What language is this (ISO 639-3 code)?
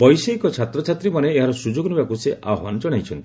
ori